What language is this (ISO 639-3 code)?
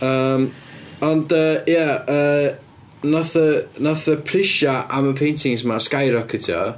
cym